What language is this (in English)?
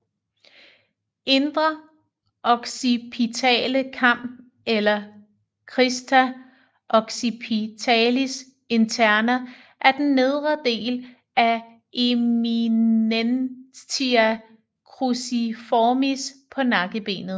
Danish